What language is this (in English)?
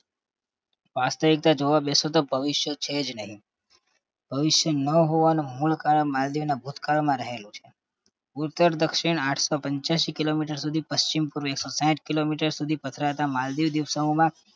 Gujarati